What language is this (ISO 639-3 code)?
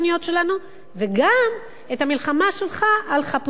heb